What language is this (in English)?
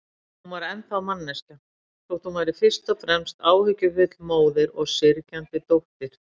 Icelandic